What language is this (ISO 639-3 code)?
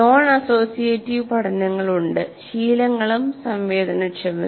mal